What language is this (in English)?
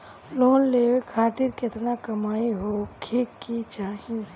Bhojpuri